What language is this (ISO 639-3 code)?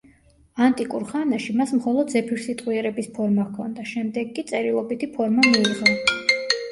kat